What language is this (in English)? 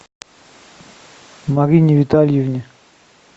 Russian